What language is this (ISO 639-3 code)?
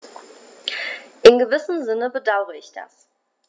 deu